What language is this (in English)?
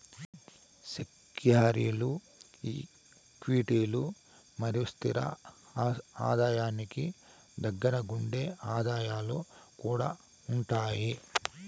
Telugu